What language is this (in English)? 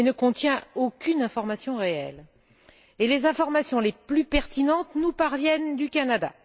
French